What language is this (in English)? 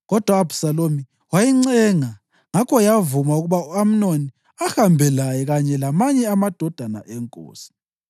North Ndebele